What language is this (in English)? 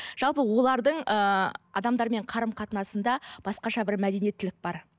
Kazakh